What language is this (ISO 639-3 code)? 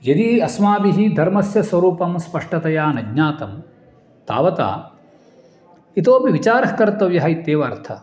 san